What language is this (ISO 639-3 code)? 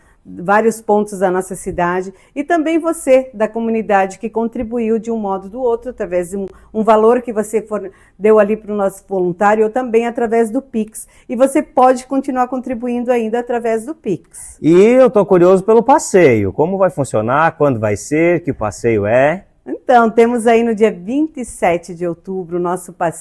por